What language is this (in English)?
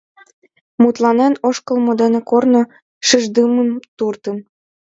Mari